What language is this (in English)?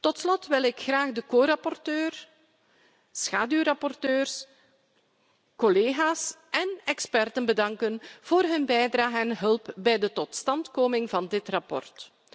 Dutch